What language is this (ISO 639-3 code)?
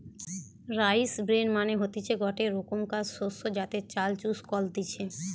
ben